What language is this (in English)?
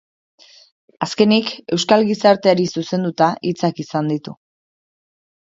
Basque